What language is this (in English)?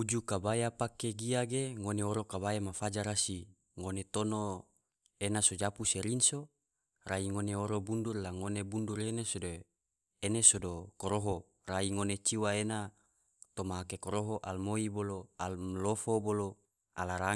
Tidore